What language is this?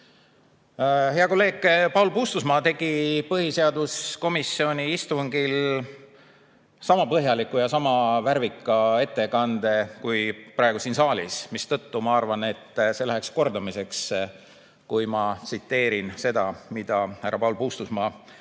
Estonian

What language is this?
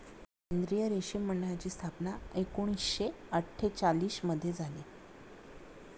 Marathi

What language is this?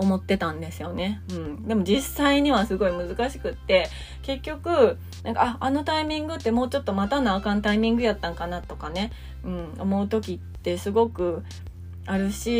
Japanese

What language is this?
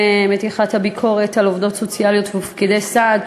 Hebrew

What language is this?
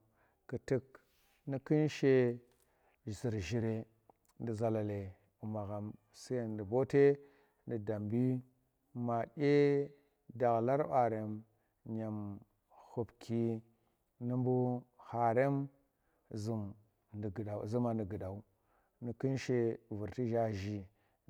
Tera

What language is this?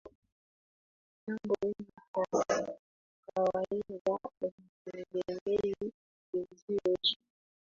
Swahili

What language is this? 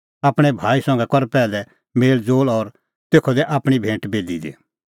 Kullu Pahari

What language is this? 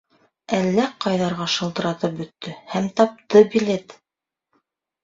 Bashkir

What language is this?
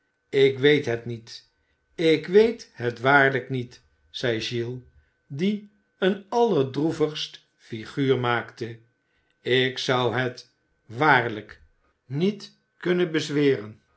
Dutch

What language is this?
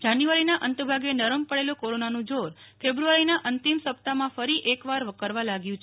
Gujarati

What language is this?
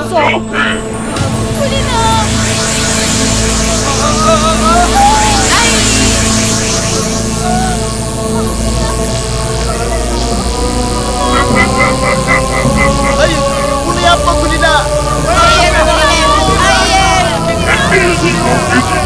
Turkish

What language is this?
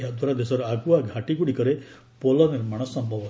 Odia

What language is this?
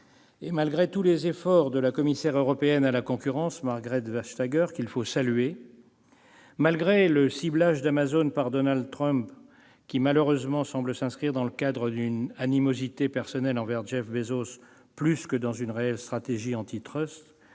French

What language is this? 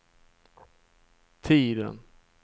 Swedish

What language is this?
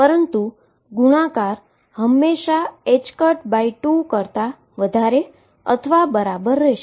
Gujarati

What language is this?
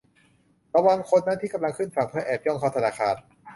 Thai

